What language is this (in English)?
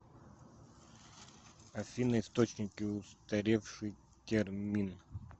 Russian